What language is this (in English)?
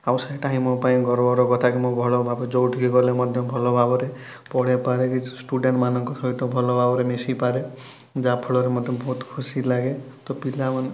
Odia